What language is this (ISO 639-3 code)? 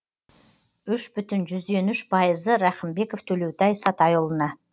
kaz